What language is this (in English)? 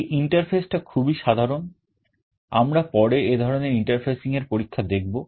Bangla